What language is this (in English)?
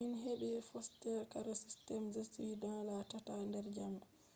Fula